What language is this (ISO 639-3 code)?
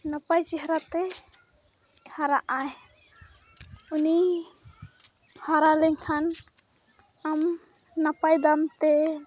sat